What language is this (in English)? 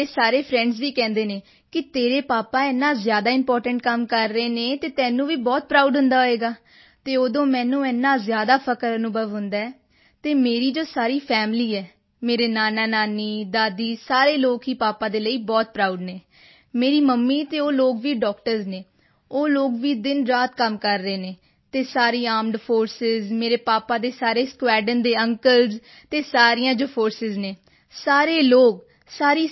Punjabi